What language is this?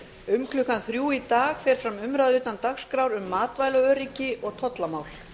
Icelandic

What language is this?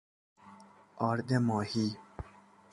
Persian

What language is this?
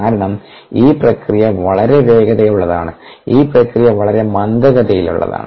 Malayalam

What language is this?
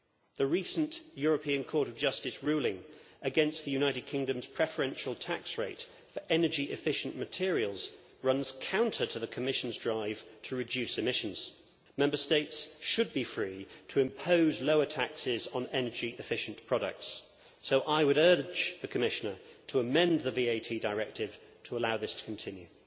English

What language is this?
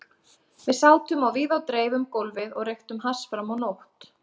Icelandic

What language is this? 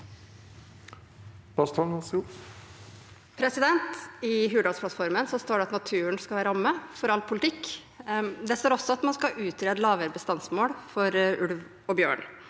Norwegian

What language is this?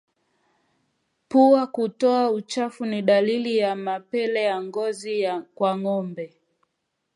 Swahili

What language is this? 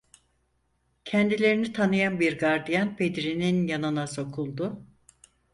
Turkish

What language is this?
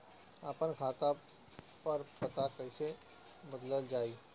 Bhojpuri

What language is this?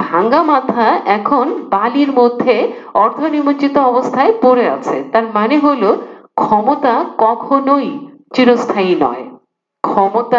Hindi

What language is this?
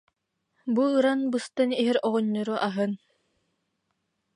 Yakut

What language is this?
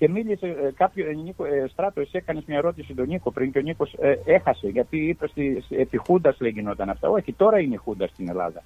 Greek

